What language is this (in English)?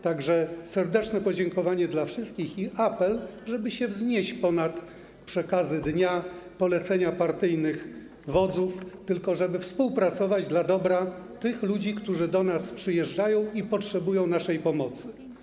Polish